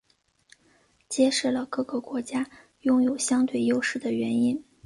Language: Chinese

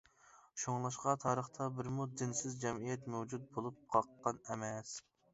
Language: Uyghur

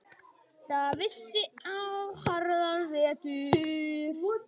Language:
Icelandic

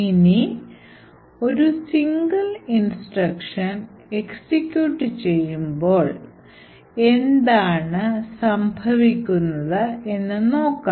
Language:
Malayalam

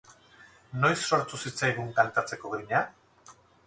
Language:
Basque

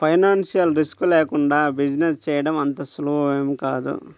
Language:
Telugu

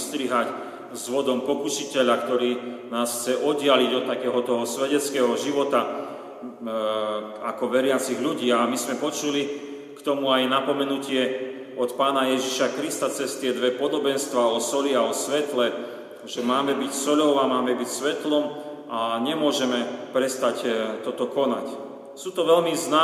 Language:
Slovak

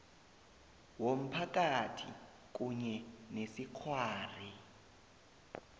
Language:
South Ndebele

